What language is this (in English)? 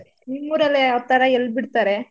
Kannada